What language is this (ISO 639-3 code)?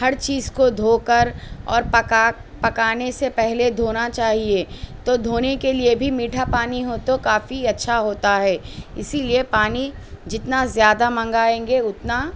urd